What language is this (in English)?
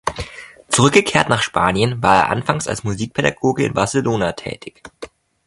German